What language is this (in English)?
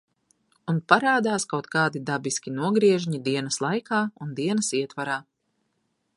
Latvian